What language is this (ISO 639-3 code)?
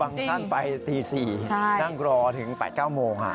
tha